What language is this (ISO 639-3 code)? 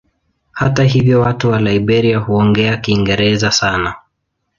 swa